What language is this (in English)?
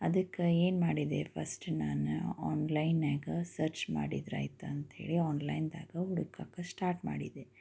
Kannada